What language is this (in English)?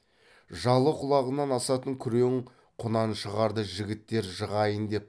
Kazakh